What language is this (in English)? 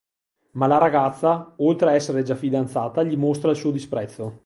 Italian